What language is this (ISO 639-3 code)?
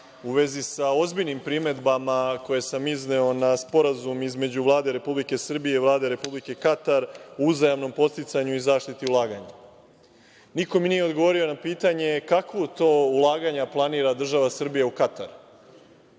srp